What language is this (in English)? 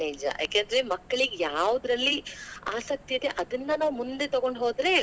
Kannada